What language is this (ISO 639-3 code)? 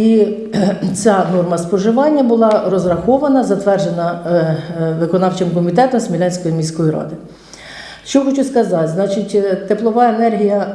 ukr